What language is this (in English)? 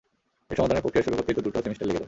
Bangla